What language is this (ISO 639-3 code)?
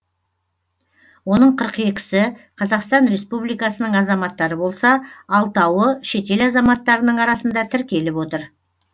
kaz